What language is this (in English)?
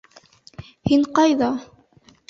Bashkir